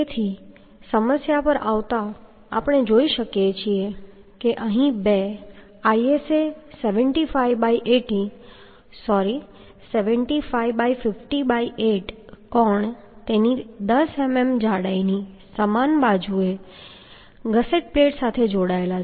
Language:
Gujarati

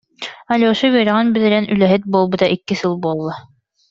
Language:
Yakut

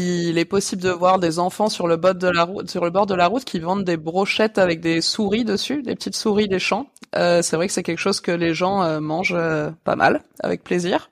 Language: French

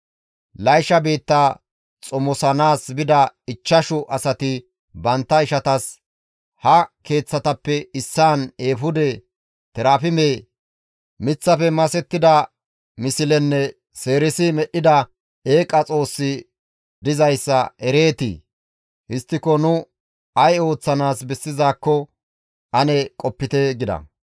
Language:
Gamo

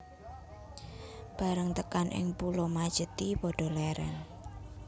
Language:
Javanese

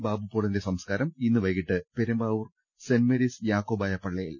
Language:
Malayalam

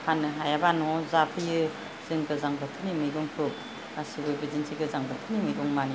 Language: Bodo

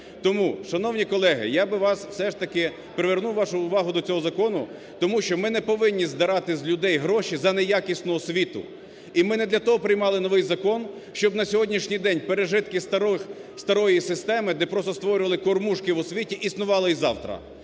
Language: Ukrainian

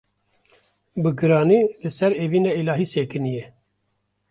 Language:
Kurdish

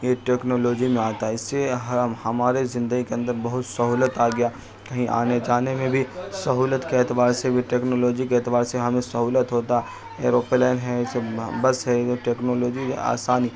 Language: Urdu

